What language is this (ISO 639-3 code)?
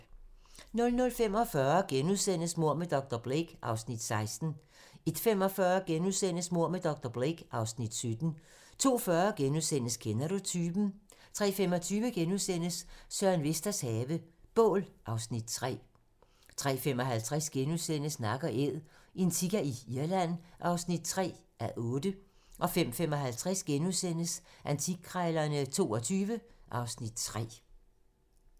dan